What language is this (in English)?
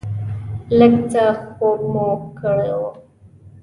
Pashto